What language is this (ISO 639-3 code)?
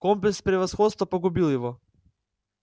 rus